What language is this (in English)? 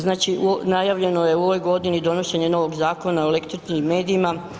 Croatian